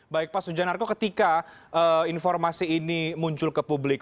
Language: Indonesian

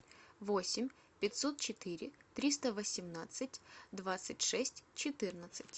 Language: Russian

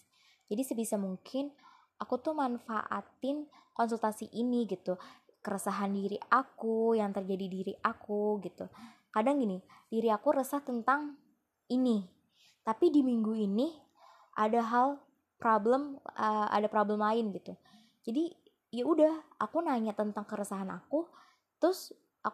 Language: Indonesian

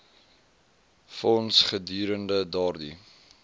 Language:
Afrikaans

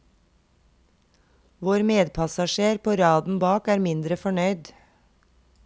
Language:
Norwegian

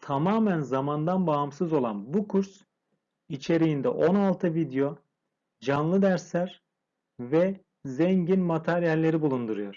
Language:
Turkish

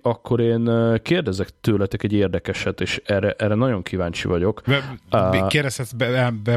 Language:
Hungarian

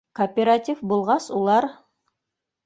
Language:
Bashkir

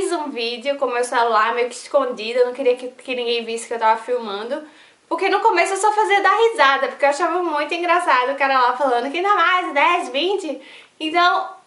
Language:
Portuguese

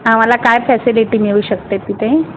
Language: Marathi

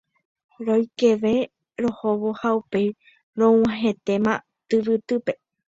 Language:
Guarani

